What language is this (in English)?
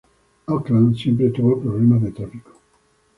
Spanish